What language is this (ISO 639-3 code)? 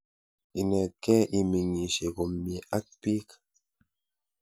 kln